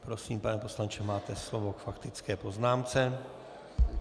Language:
Czech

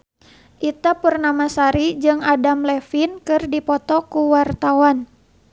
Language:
Sundanese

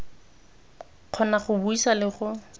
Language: Tswana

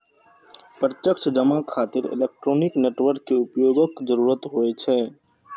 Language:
Maithili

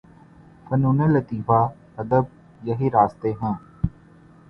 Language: Urdu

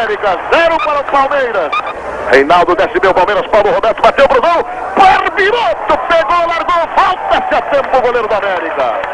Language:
Portuguese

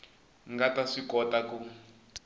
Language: Tsonga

